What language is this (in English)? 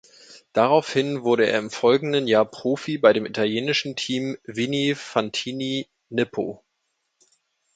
German